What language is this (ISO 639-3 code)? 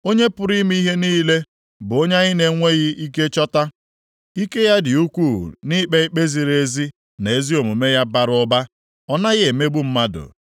ibo